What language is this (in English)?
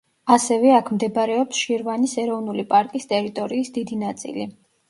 Georgian